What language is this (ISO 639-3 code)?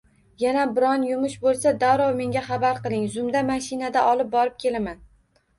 uzb